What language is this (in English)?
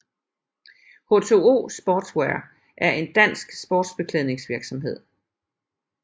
Danish